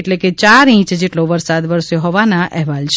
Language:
Gujarati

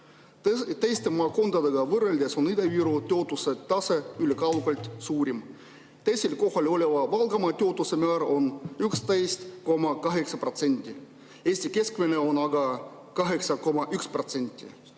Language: Estonian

